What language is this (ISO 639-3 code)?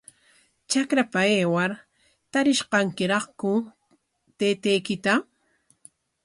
qwa